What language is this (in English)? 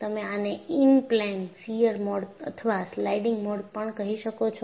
Gujarati